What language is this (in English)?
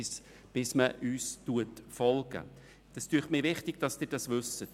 Swiss German